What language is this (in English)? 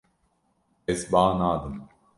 Kurdish